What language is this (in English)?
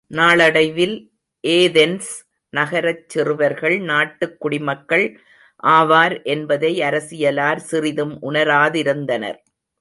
Tamil